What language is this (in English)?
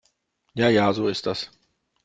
German